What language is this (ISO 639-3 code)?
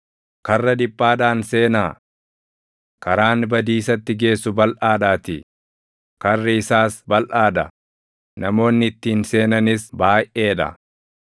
orm